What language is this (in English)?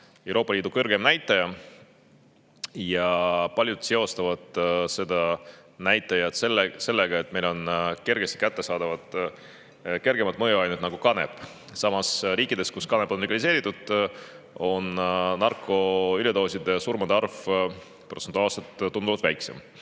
Estonian